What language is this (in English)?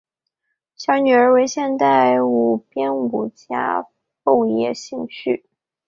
Chinese